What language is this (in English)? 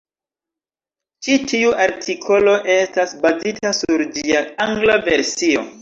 Esperanto